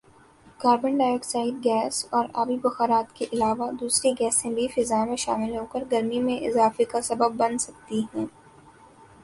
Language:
Urdu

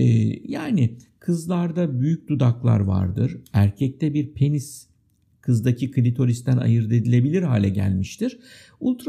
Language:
Turkish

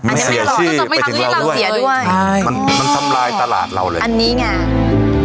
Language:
Thai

